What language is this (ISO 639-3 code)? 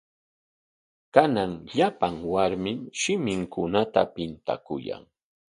qwa